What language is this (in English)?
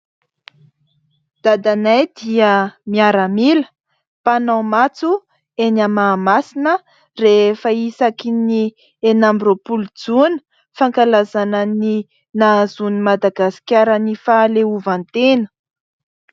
Malagasy